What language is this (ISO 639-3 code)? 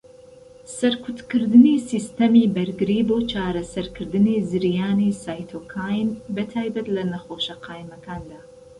ckb